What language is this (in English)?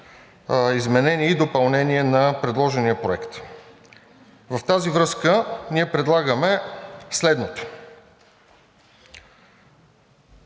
Bulgarian